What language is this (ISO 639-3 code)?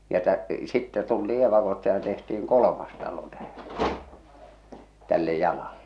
fin